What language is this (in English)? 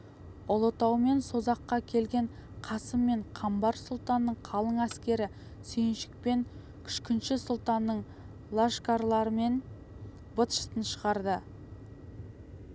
Kazakh